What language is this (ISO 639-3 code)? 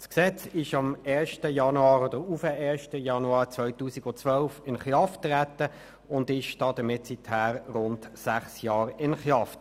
gsw